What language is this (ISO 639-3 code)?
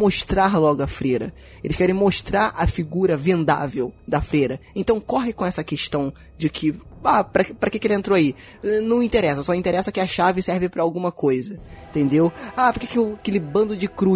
por